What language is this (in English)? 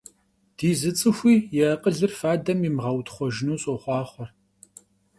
Kabardian